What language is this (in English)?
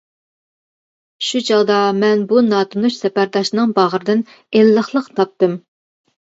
Uyghur